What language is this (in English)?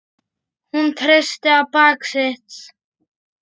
Icelandic